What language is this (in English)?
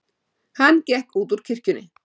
Icelandic